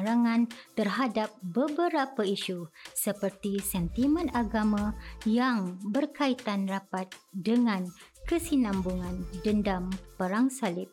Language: Malay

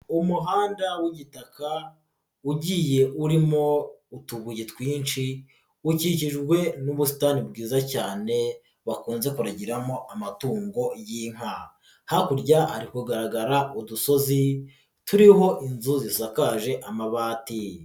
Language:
Kinyarwanda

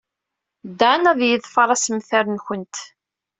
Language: Kabyle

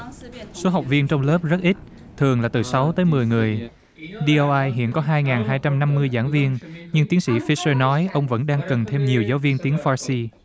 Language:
Vietnamese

